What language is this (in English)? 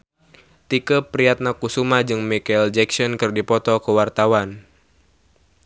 Sundanese